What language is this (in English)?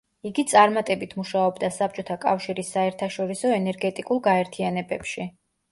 Georgian